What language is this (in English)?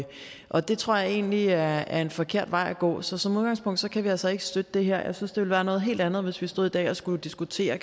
Danish